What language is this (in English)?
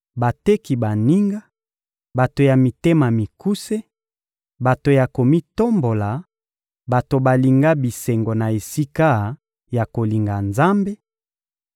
Lingala